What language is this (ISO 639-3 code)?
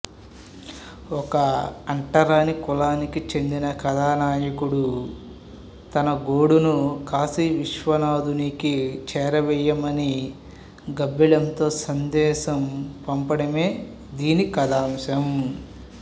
tel